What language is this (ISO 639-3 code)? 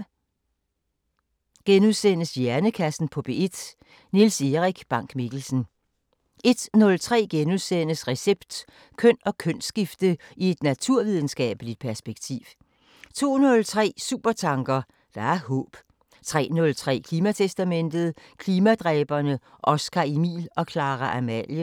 dan